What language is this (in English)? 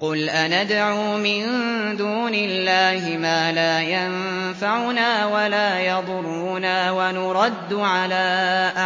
Arabic